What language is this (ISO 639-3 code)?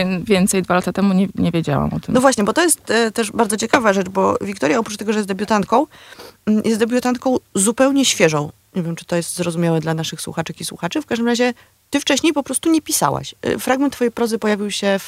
pol